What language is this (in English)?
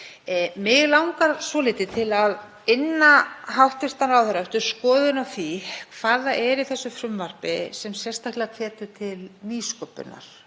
Icelandic